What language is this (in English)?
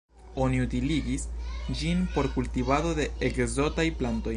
Esperanto